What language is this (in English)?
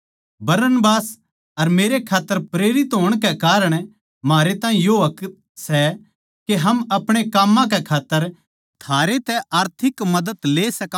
Haryanvi